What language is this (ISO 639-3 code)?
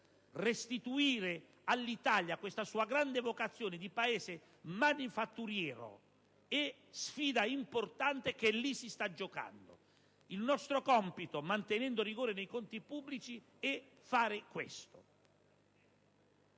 ita